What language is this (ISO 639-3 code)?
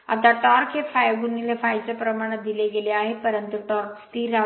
mar